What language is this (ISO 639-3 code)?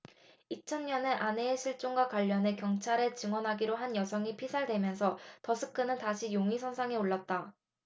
kor